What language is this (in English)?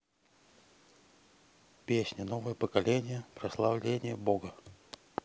Russian